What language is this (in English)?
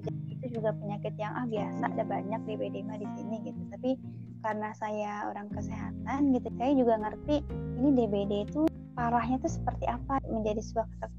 Indonesian